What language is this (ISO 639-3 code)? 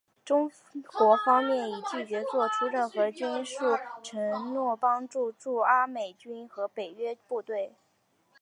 zho